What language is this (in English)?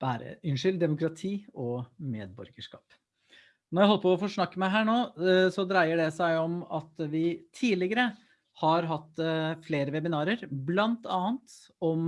Norwegian